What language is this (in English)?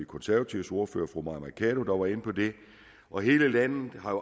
Danish